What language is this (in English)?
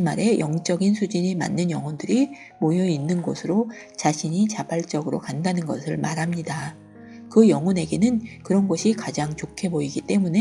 Korean